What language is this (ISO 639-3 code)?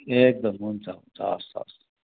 nep